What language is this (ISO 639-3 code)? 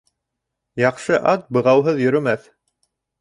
bak